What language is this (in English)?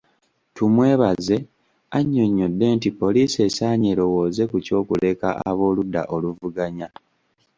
Ganda